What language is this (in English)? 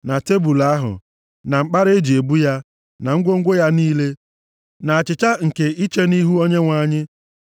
Igbo